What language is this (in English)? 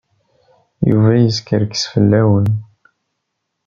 Kabyle